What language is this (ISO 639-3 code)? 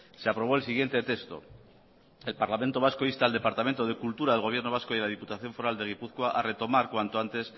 spa